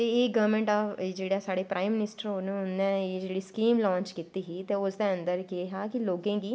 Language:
Dogri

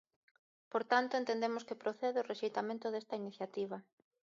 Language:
Galician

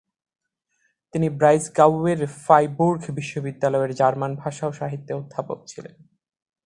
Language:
Bangla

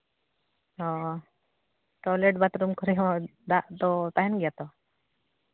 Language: Santali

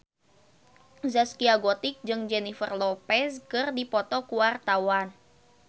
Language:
Sundanese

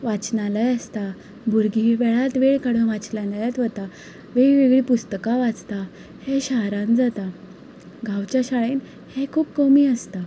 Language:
Konkani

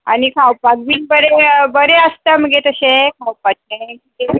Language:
Konkani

